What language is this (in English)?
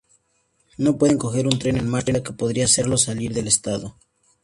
Spanish